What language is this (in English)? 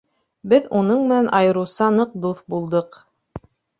Bashkir